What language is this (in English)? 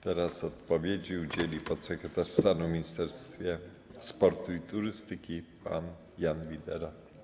Polish